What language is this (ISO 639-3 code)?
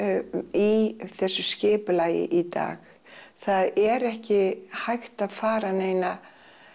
isl